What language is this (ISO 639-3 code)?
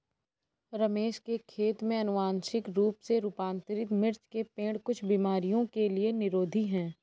hin